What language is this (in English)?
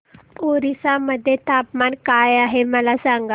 Marathi